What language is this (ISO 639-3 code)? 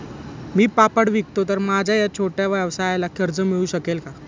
mar